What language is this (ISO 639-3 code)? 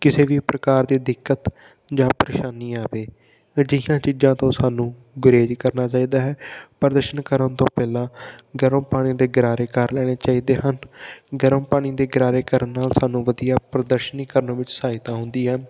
pan